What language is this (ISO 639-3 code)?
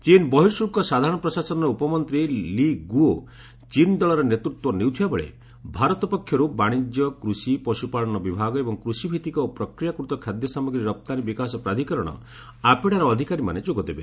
ori